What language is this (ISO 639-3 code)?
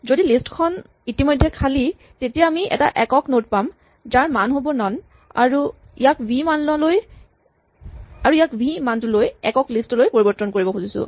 asm